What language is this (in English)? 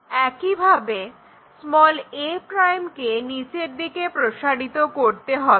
Bangla